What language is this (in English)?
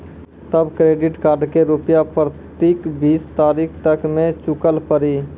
Maithili